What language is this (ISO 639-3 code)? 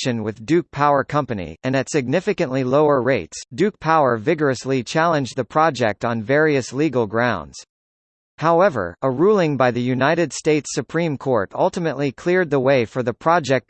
eng